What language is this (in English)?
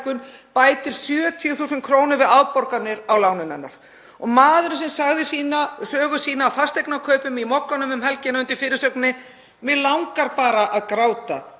Icelandic